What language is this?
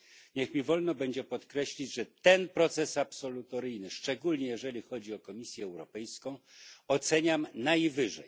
Polish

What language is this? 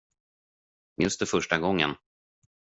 Swedish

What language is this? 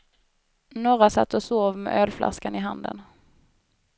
Swedish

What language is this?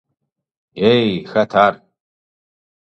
Kabardian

